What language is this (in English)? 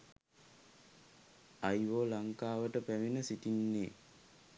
Sinhala